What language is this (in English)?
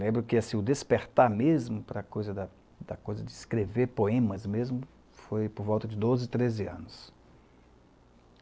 Portuguese